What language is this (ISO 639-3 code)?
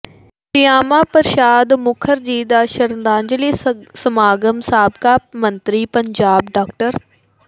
pan